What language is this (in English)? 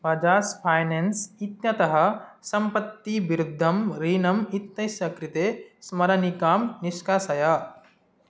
Sanskrit